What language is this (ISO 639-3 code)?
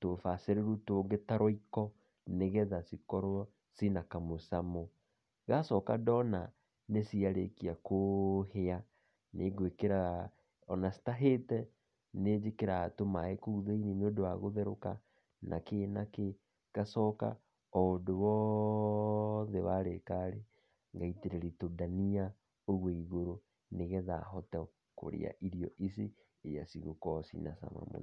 kik